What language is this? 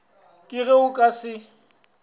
Northern Sotho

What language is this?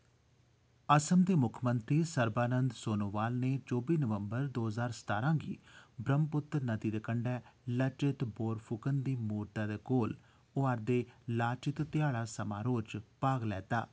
Dogri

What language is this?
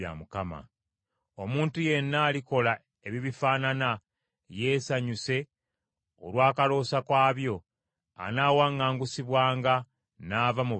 Ganda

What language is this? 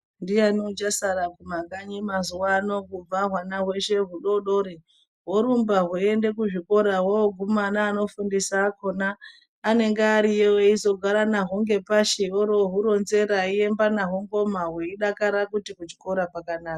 Ndau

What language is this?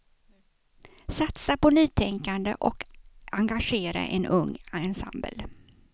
Swedish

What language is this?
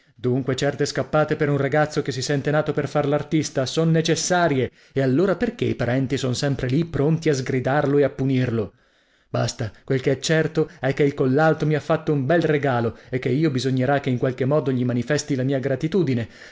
Italian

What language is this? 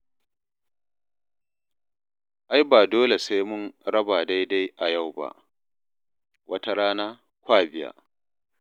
Hausa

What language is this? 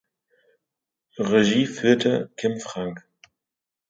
German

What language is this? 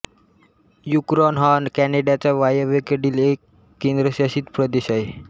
Marathi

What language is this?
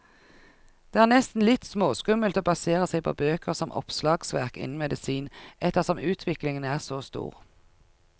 Norwegian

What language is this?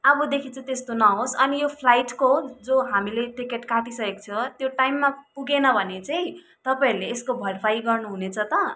Nepali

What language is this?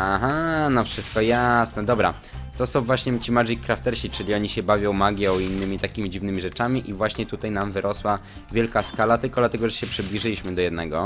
Polish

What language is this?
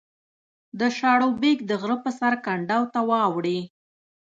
Pashto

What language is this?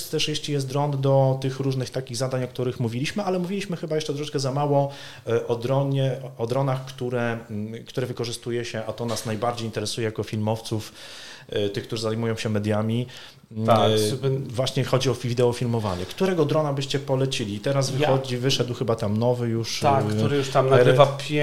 Polish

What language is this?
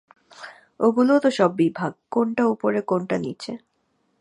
Bangla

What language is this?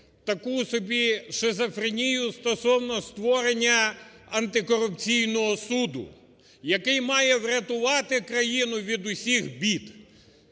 Ukrainian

